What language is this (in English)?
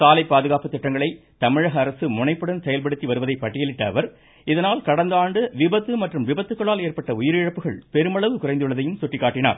Tamil